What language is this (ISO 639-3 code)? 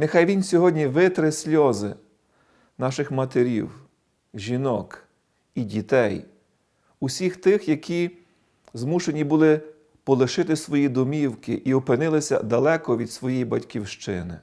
ukr